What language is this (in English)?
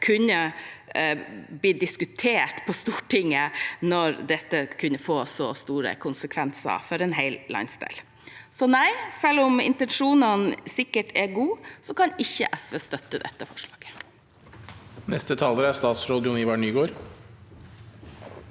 Norwegian